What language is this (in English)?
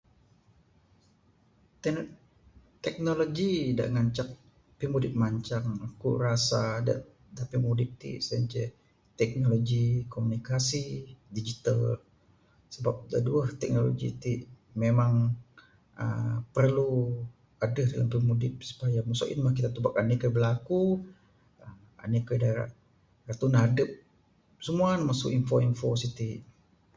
Bukar-Sadung Bidayuh